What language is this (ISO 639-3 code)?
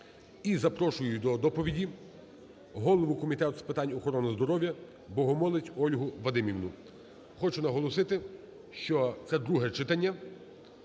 ukr